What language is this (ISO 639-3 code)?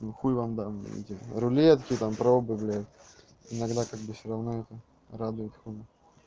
rus